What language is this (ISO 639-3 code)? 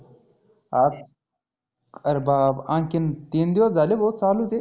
mar